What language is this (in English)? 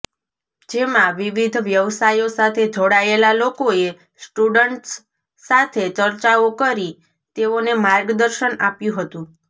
Gujarati